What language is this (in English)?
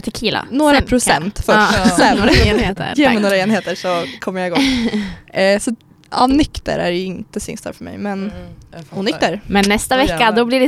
Swedish